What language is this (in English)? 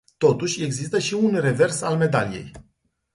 Romanian